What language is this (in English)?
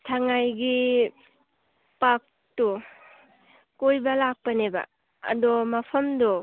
Manipuri